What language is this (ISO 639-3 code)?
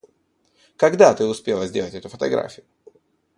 rus